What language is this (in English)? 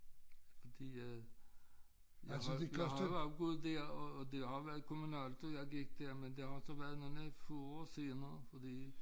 Danish